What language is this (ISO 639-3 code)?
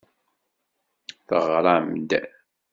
kab